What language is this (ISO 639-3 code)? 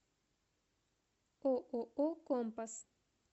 rus